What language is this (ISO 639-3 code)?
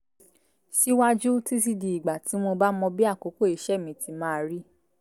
yor